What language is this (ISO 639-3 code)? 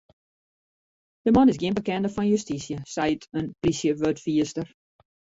fry